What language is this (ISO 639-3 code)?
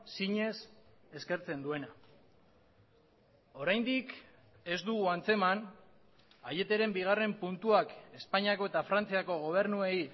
eus